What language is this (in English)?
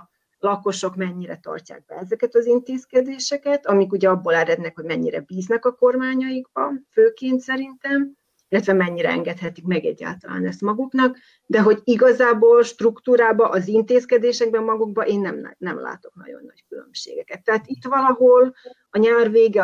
Hungarian